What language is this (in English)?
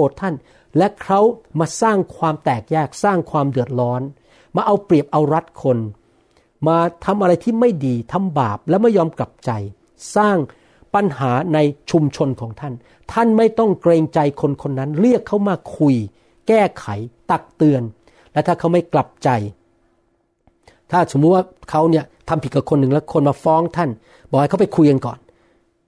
Thai